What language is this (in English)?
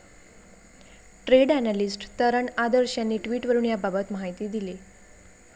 Marathi